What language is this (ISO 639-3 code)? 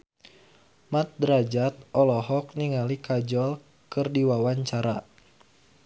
sun